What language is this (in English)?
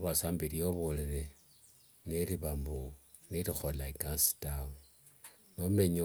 Wanga